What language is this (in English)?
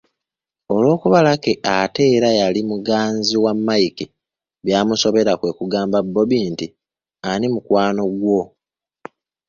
Ganda